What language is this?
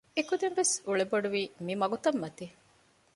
Divehi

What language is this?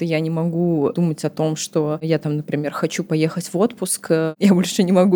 Russian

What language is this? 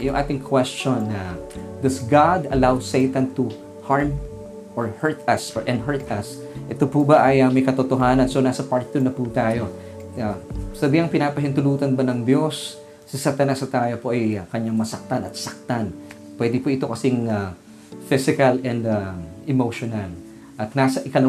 Filipino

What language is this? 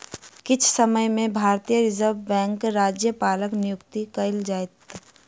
Maithili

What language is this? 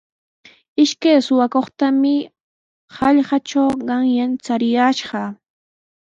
Sihuas Ancash Quechua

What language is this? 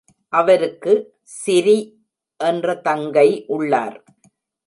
Tamil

